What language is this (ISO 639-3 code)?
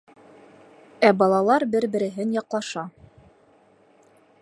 bak